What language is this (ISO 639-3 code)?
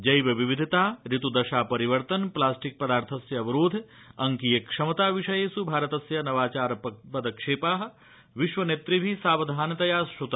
san